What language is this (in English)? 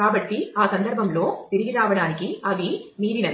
Telugu